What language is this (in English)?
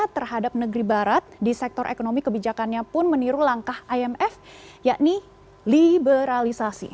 Indonesian